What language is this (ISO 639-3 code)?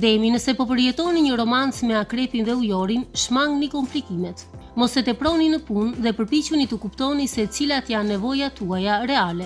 ron